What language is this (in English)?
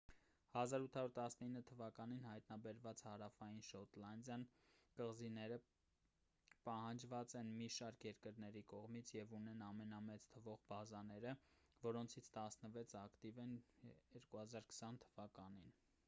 Armenian